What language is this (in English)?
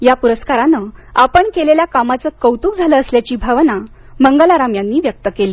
Marathi